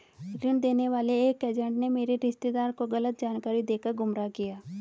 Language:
Hindi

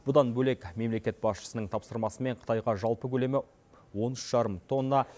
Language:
Kazakh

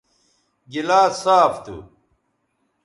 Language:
Bateri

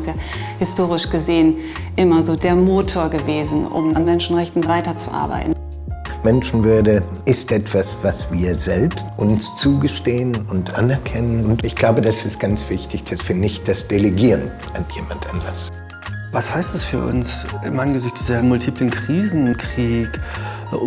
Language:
German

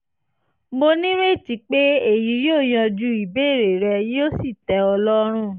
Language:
Yoruba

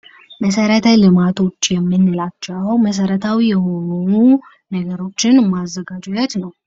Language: Amharic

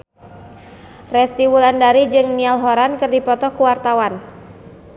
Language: Sundanese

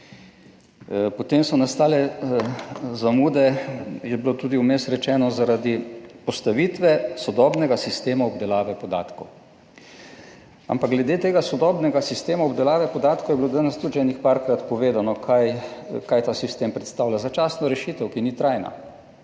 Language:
Slovenian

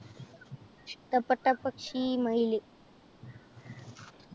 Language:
Malayalam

